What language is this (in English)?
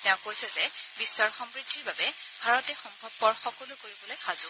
Assamese